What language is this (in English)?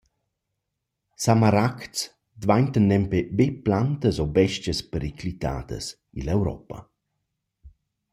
Romansh